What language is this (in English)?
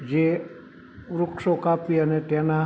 Gujarati